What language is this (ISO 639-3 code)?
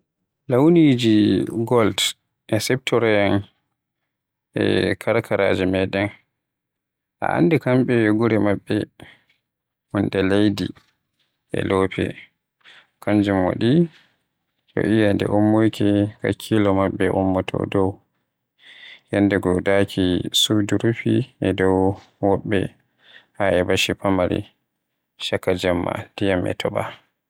fuh